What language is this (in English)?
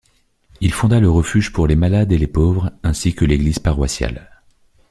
French